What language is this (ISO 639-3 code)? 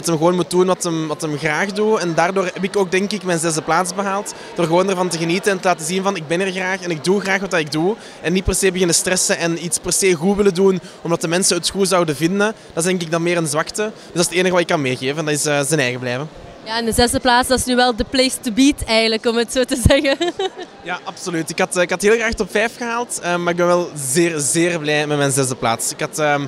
nld